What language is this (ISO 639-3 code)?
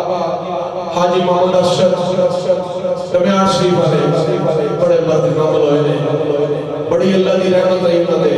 ara